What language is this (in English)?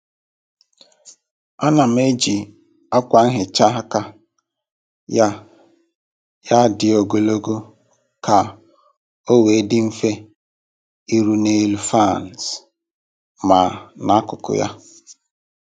Igbo